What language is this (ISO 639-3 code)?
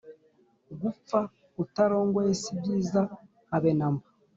kin